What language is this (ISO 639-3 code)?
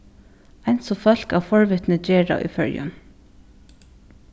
fao